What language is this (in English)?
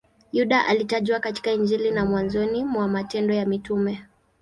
Swahili